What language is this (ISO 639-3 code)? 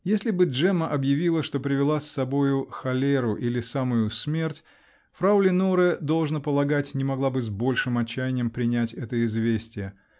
rus